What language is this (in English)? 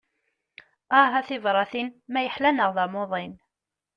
Kabyle